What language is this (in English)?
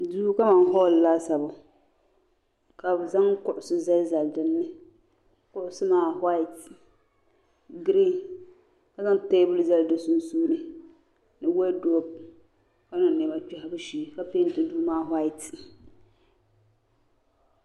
Dagbani